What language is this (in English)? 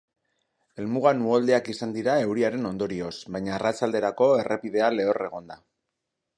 Basque